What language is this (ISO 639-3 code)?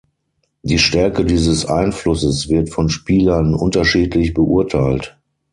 deu